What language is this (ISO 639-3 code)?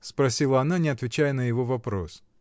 rus